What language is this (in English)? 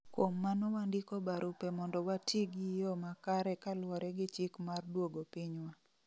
Luo (Kenya and Tanzania)